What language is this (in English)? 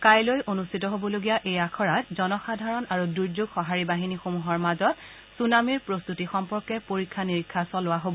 Assamese